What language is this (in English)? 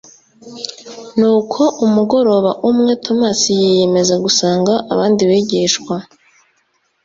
Kinyarwanda